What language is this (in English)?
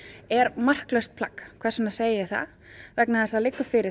Icelandic